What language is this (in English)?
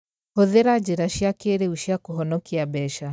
Kikuyu